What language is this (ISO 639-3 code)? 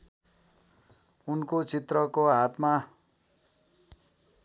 nep